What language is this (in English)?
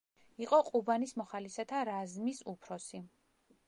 Georgian